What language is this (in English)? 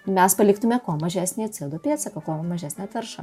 Lithuanian